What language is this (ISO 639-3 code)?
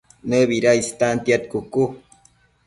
mcf